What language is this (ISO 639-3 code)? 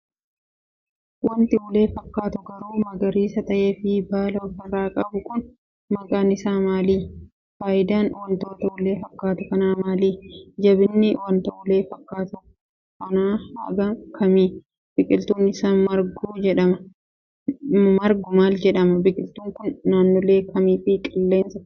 orm